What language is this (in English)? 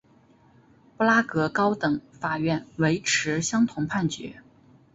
Chinese